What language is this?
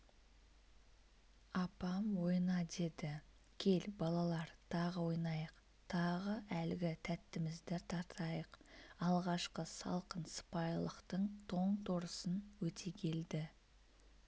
Kazakh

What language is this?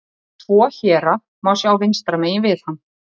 Icelandic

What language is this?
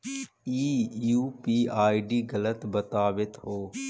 Magahi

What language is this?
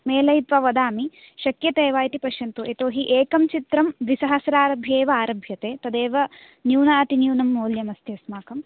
Sanskrit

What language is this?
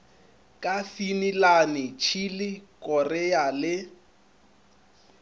Northern Sotho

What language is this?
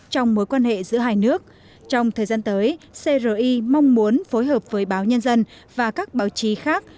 Vietnamese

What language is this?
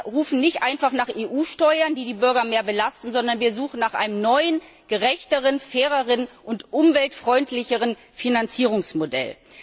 German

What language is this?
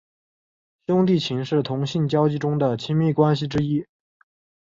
Chinese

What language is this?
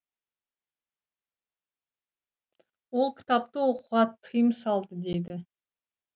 Kazakh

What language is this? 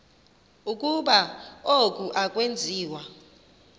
Xhosa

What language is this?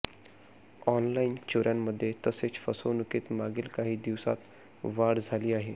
Marathi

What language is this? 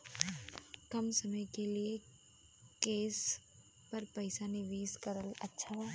Bhojpuri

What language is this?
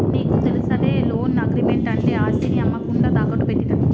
Telugu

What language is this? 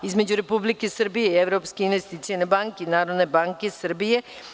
Serbian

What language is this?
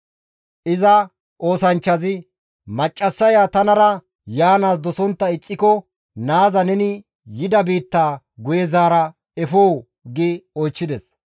Gamo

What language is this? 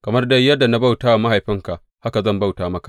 Hausa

